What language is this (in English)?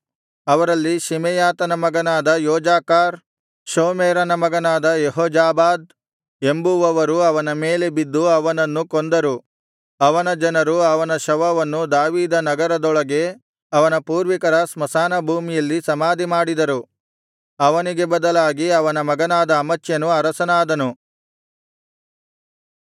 Kannada